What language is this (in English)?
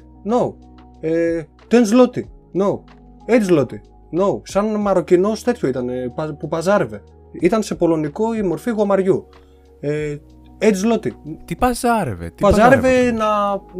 Greek